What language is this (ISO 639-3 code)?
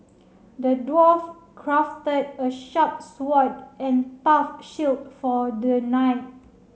eng